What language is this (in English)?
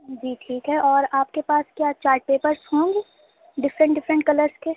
Urdu